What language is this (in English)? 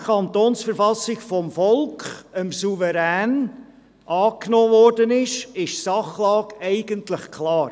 Swiss German